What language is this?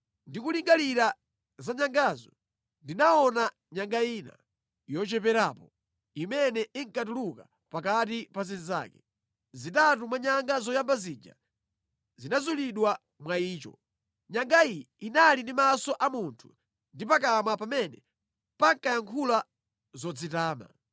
Nyanja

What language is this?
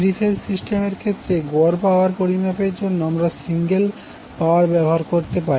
Bangla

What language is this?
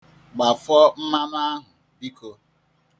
Igbo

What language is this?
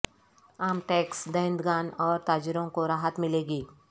Urdu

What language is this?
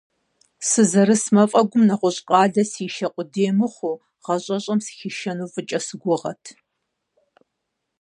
Kabardian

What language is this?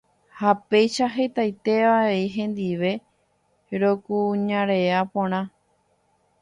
Guarani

